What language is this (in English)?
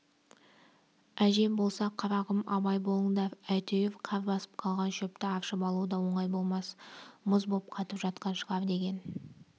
Kazakh